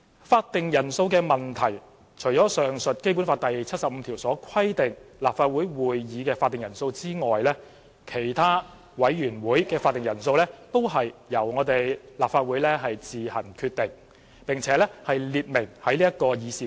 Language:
Cantonese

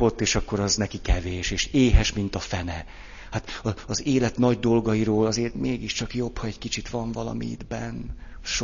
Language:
Hungarian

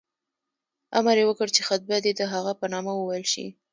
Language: Pashto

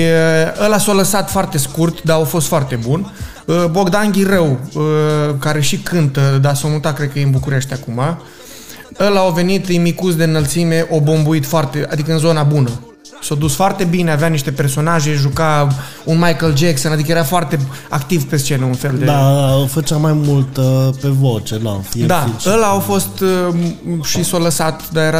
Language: Romanian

